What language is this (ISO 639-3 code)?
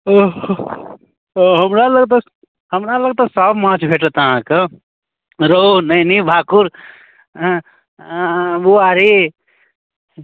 mai